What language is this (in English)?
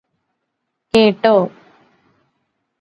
Malayalam